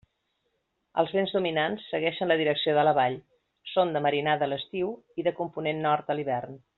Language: Catalan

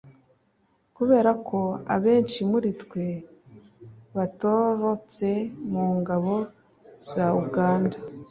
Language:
Kinyarwanda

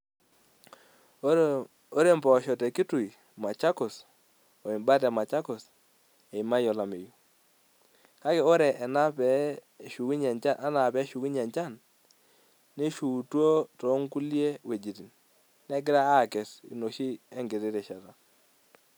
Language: Masai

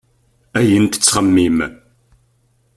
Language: Kabyle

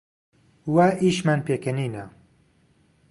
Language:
Central Kurdish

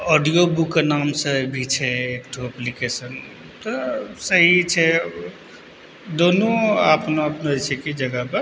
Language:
Maithili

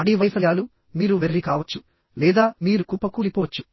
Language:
Telugu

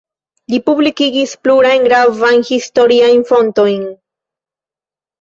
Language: Esperanto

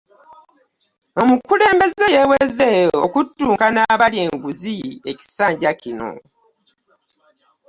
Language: Ganda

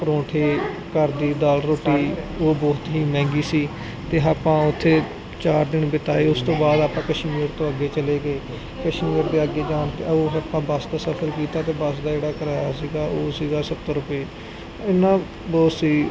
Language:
Punjabi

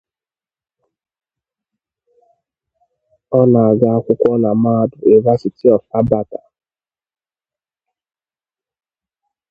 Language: Igbo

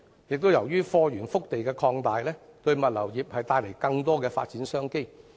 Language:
Cantonese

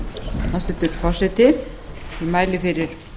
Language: Icelandic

